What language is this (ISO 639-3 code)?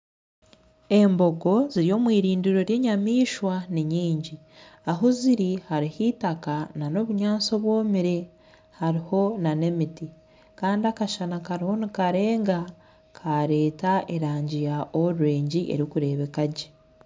nyn